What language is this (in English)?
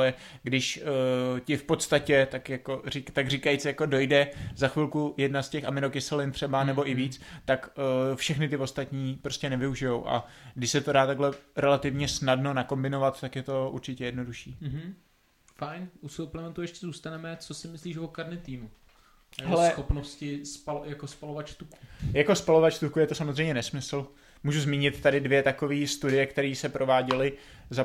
Czech